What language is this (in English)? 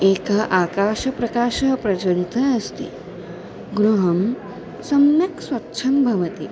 Sanskrit